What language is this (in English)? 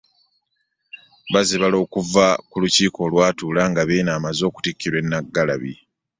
Ganda